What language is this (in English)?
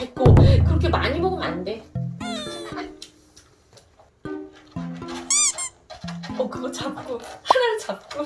Korean